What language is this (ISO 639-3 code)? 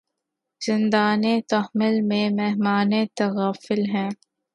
urd